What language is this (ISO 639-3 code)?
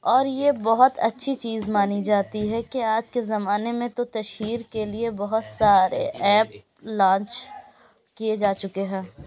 urd